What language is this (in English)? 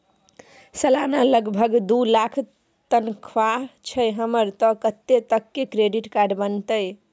Maithili